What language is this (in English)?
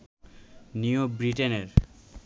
Bangla